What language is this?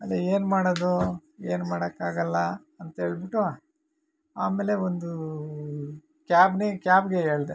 Kannada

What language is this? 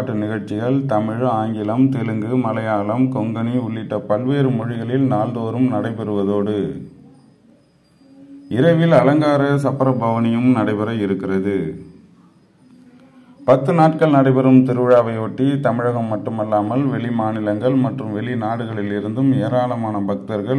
Romanian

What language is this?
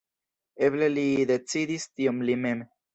Esperanto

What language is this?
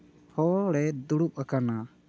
Santali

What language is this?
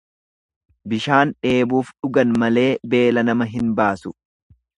Oromo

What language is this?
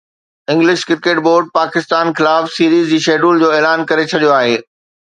Sindhi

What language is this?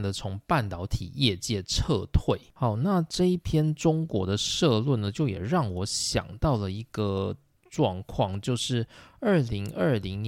Chinese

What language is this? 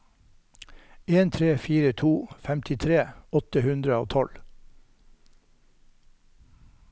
Norwegian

